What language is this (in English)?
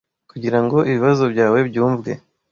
Kinyarwanda